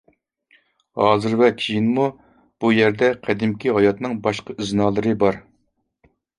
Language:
Uyghur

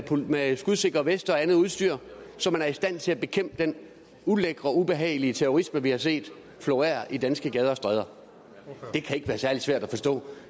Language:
Danish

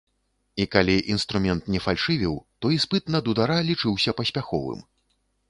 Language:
Belarusian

